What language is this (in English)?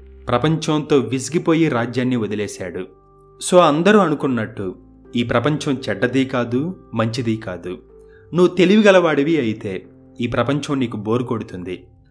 Telugu